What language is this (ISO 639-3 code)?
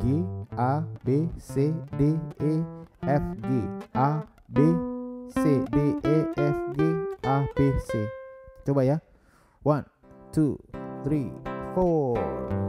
ind